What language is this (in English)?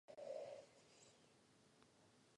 Czech